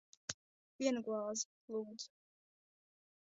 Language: Latvian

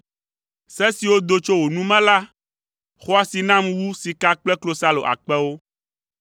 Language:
Ewe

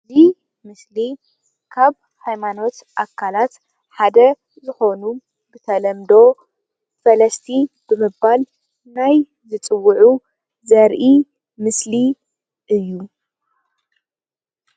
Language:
Tigrinya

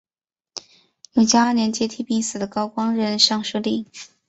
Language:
Chinese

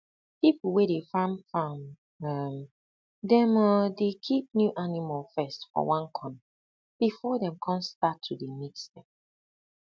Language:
Nigerian Pidgin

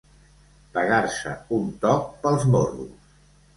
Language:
Catalan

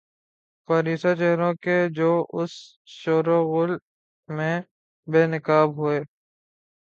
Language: Urdu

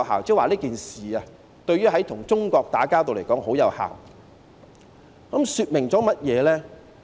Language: Cantonese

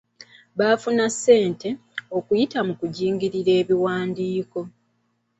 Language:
Ganda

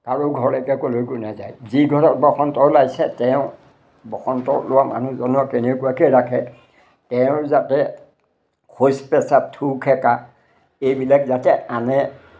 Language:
Assamese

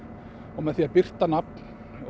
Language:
Icelandic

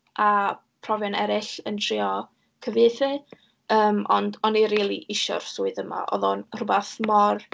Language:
Welsh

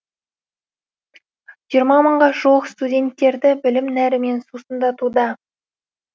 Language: Kazakh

